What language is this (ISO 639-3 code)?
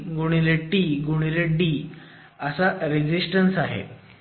mar